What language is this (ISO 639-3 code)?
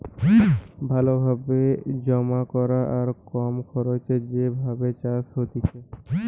ben